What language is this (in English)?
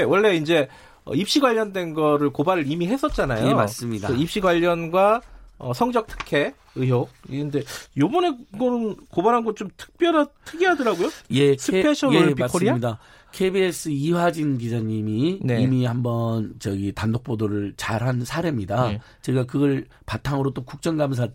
Korean